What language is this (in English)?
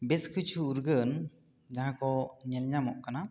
Santali